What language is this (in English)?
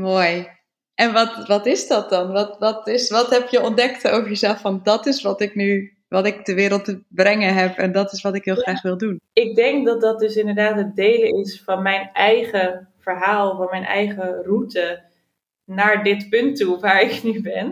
Dutch